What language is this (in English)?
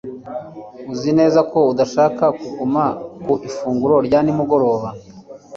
Kinyarwanda